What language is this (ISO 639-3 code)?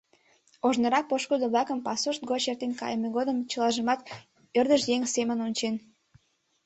chm